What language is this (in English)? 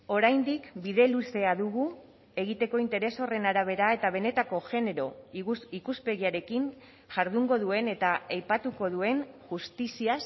Basque